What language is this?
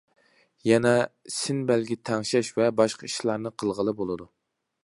Uyghur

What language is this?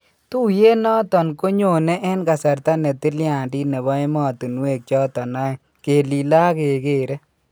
Kalenjin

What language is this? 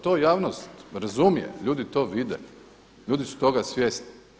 Croatian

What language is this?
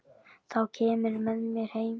Icelandic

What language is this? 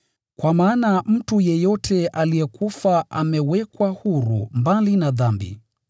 Swahili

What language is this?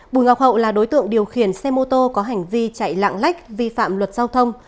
Vietnamese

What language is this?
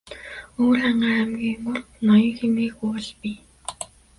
Mongolian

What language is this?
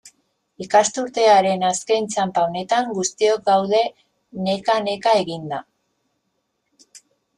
Basque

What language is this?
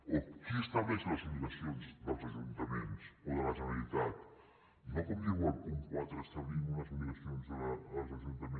Catalan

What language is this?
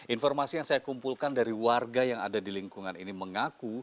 Indonesian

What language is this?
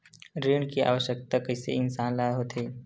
Chhattisgarhi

